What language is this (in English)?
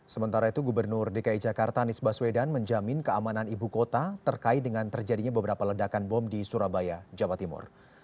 Indonesian